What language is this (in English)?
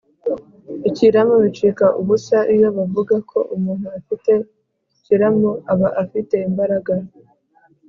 Kinyarwanda